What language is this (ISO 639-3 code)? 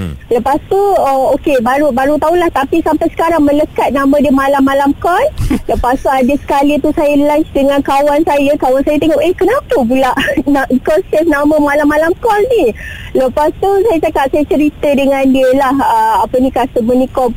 msa